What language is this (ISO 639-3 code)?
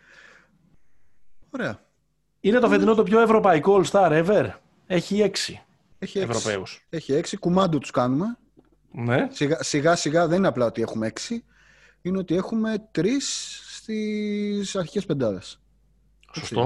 ell